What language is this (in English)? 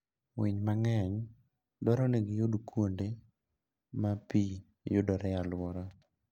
Luo (Kenya and Tanzania)